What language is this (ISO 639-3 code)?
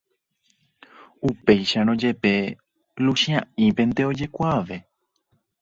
grn